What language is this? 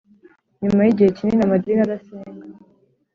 Kinyarwanda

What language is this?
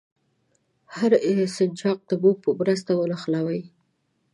Pashto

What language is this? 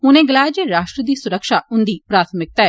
Dogri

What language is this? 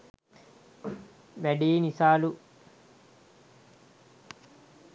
Sinhala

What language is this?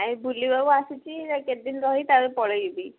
Odia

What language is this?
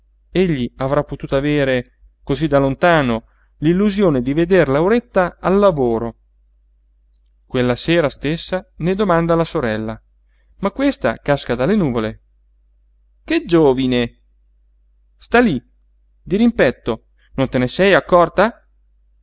Italian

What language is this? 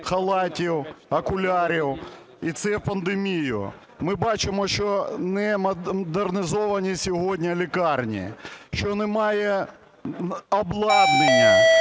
Ukrainian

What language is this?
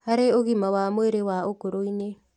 Kikuyu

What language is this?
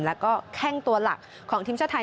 Thai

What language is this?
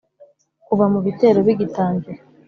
Kinyarwanda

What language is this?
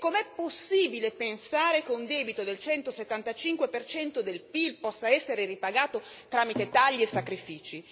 Italian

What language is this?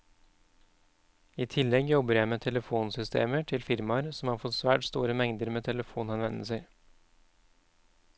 Norwegian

